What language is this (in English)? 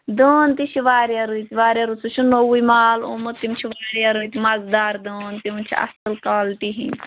Kashmiri